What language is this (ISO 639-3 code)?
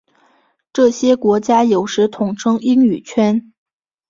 zho